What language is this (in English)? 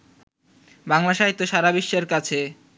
Bangla